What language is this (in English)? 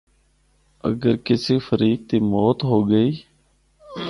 Northern Hindko